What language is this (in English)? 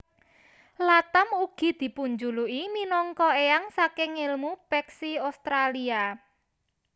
Javanese